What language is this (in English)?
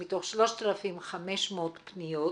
Hebrew